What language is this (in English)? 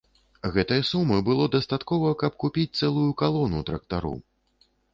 Belarusian